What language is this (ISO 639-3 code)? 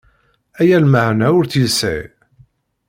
kab